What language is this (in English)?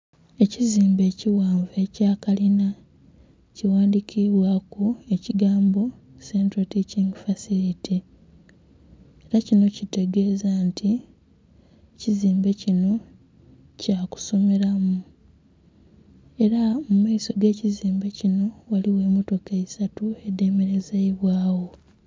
Soga